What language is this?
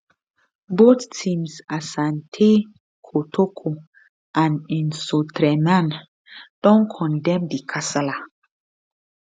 Nigerian Pidgin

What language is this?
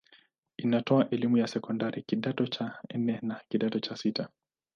Swahili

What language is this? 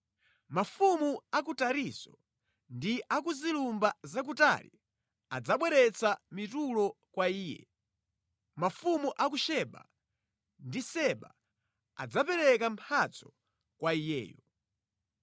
Nyanja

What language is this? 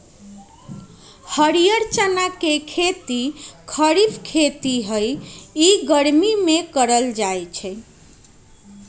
Magahi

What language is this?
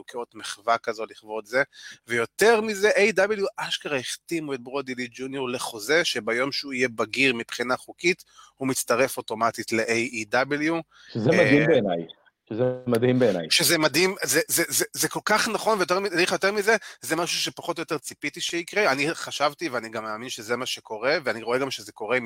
Hebrew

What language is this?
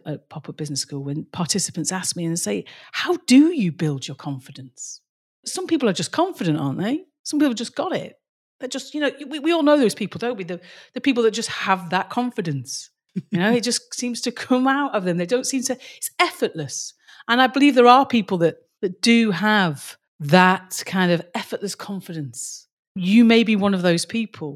English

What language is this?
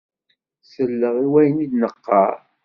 Kabyle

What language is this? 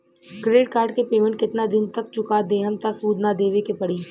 Bhojpuri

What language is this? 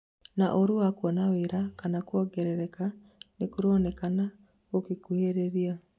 Kikuyu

